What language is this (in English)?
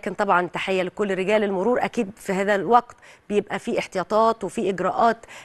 Arabic